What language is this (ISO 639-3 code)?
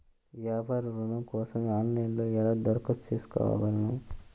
tel